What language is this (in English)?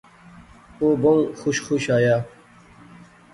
Pahari-Potwari